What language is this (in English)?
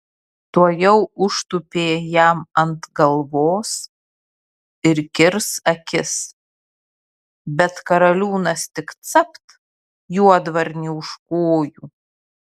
Lithuanian